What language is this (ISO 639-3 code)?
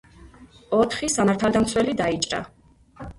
kat